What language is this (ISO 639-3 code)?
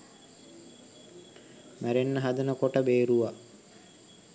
sin